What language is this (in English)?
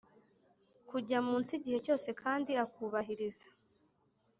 Kinyarwanda